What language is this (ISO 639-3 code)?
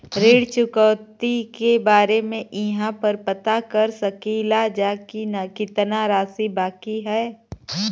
bho